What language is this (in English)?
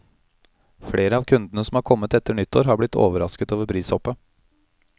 Norwegian